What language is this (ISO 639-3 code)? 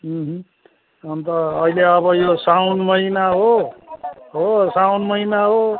nep